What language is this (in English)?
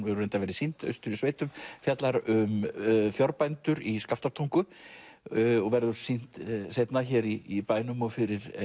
Icelandic